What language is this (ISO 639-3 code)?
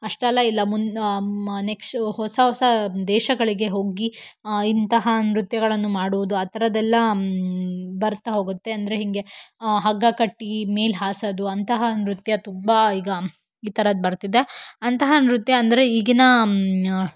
kan